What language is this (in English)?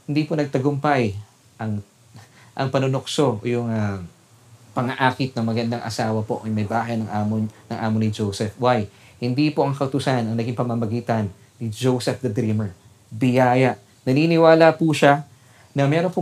Filipino